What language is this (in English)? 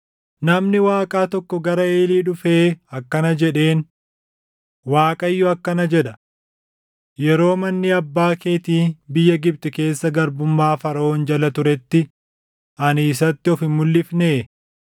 Oromo